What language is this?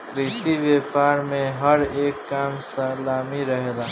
Bhojpuri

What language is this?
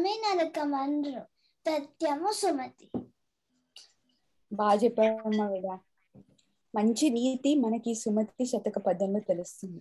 Telugu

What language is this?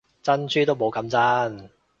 Cantonese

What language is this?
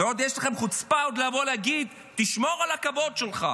Hebrew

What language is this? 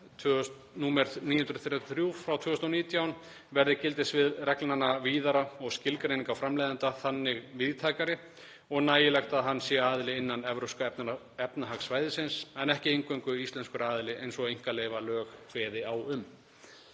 Icelandic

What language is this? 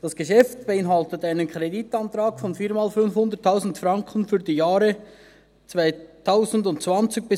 Swiss German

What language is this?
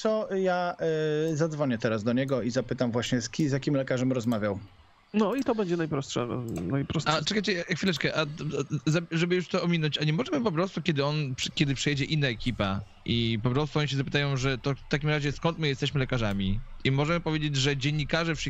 Polish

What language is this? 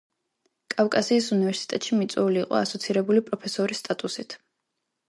Georgian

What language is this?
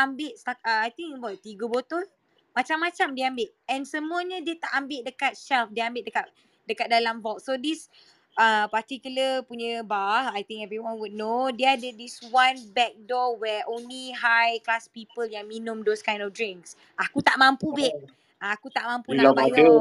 Malay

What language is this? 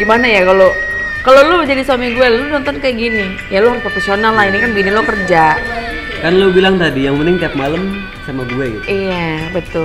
Indonesian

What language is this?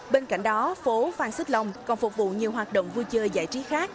Vietnamese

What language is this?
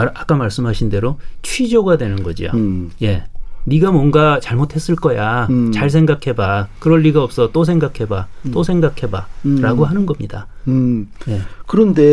Korean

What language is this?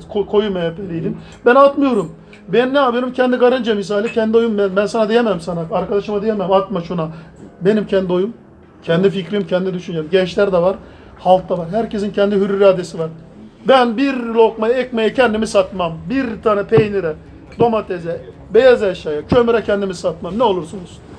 Turkish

